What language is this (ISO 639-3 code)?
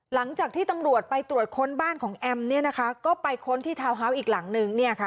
tha